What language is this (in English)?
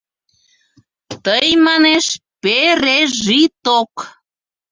Mari